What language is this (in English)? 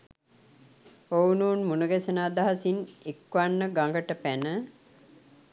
Sinhala